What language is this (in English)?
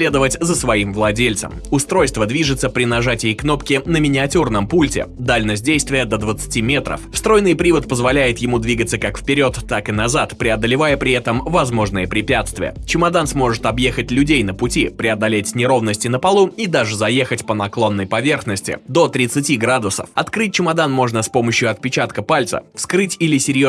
Russian